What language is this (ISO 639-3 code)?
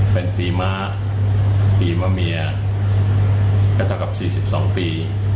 tha